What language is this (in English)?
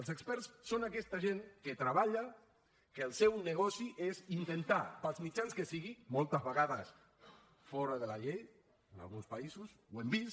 Catalan